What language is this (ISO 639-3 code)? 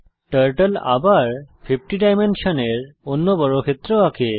ben